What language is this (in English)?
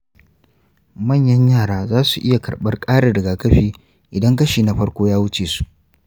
Hausa